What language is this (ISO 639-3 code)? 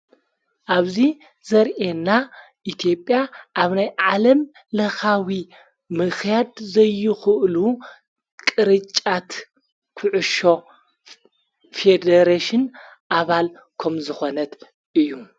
tir